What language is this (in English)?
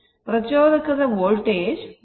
Kannada